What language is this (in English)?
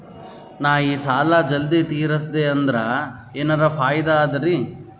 Kannada